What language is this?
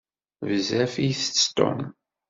Kabyle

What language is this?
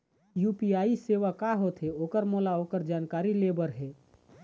Chhattisgarhi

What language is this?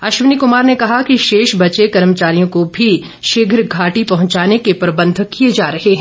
Hindi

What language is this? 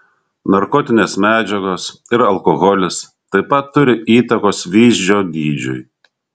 Lithuanian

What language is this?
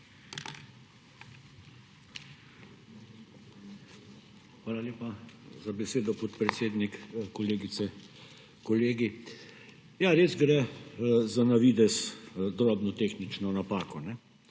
Slovenian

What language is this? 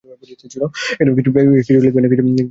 Bangla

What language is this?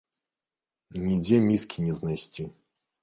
Belarusian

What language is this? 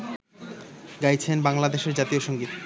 Bangla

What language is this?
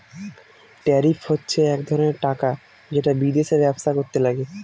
Bangla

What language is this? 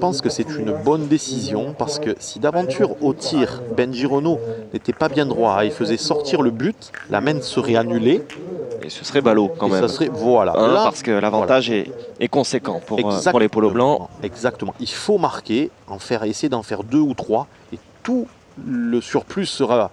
French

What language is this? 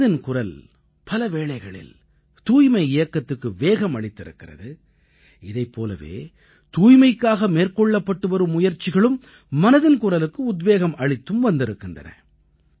Tamil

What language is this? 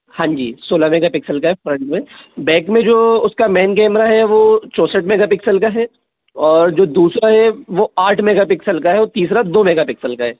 Hindi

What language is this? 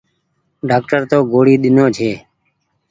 Goaria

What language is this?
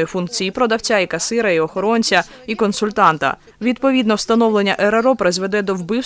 Ukrainian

